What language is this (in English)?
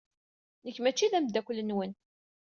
Kabyle